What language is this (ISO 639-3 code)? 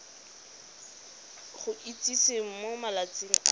tsn